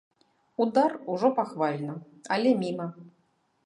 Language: Belarusian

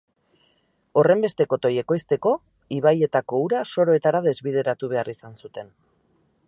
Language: Basque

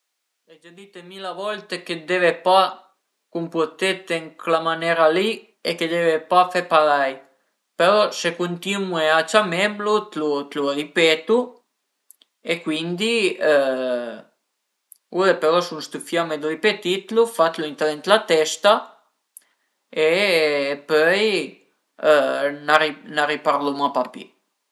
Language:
Piedmontese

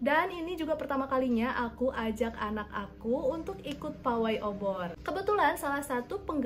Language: Indonesian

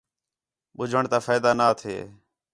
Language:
Khetrani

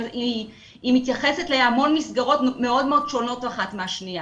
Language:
Hebrew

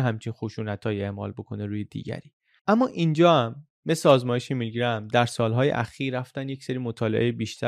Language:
Persian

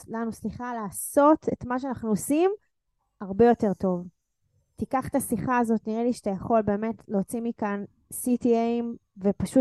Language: Hebrew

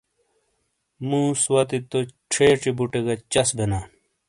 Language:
Shina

